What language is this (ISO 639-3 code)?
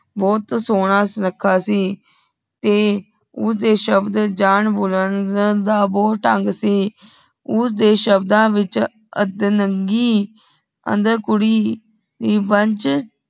pan